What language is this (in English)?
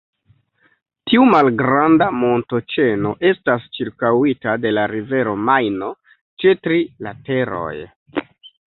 Esperanto